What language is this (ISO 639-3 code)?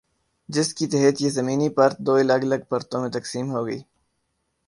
urd